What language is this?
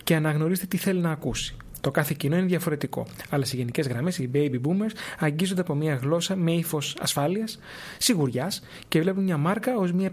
Greek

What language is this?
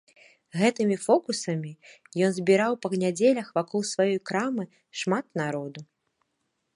Belarusian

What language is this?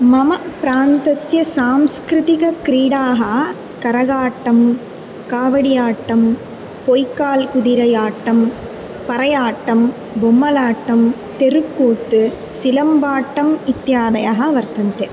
Sanskrit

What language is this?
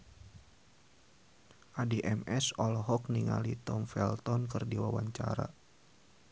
Sundanese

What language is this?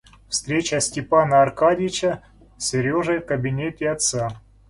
Russian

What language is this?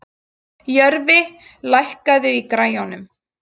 Icelandic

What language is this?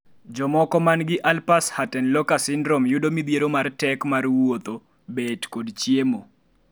Luo (Kenya and Tanzania)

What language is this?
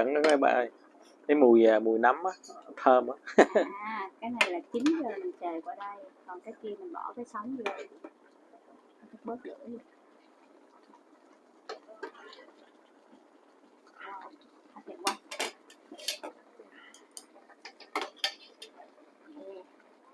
Vietnamese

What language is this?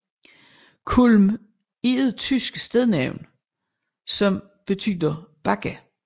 Danish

